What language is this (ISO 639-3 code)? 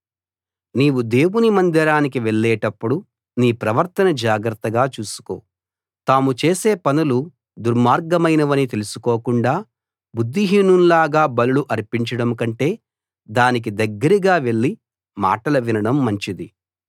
tel